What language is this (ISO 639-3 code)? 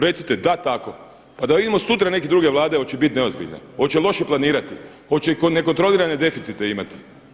hrv